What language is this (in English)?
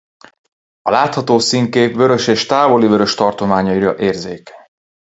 Hungarian